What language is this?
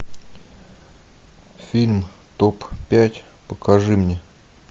Russian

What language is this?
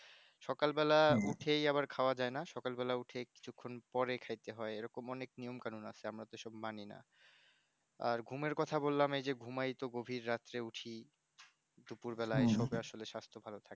Bangla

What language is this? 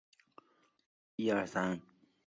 Chinese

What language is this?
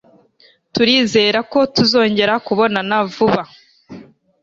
Kinyarwanda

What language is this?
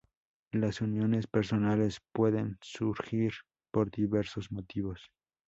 Spanish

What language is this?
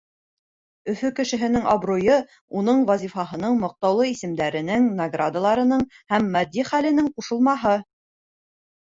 Bashkir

